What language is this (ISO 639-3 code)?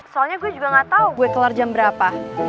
ind